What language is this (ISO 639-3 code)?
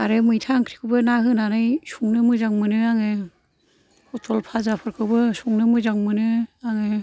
brx